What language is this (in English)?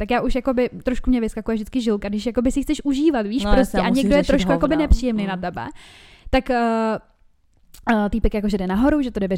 Czech